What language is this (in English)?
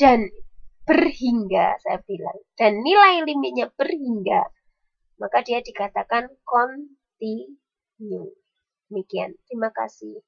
Indonesian